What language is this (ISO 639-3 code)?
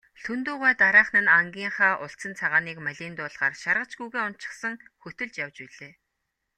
mon